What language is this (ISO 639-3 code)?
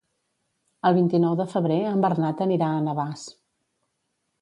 cat